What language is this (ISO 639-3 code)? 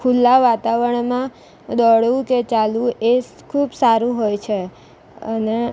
guj